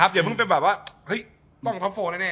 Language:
Thai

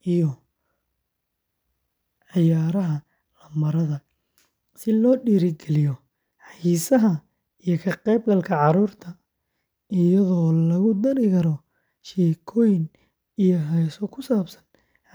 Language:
Somali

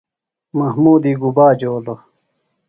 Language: Phalura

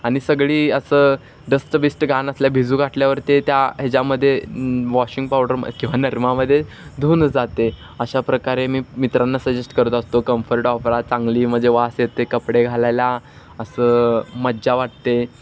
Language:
Marathi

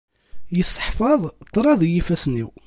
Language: Kabyle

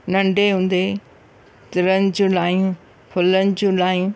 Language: Sindhi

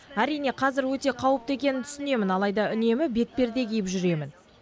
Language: Kazakh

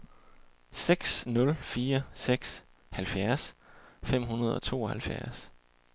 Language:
Danish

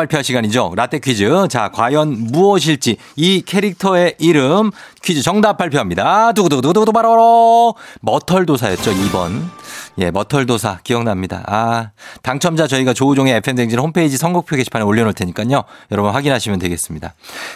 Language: Korean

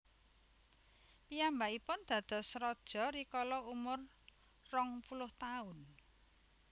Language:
Javanese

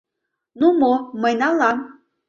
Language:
Mari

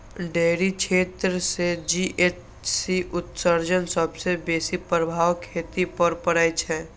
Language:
Maithili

